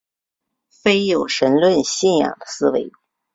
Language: Chinese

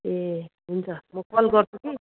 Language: Nepali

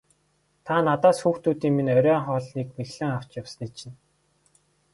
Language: Mongolian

